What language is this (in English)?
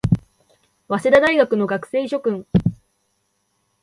Japanese